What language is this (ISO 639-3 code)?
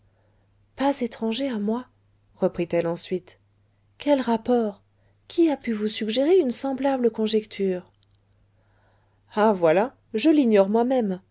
fra